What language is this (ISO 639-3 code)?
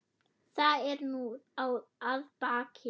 isl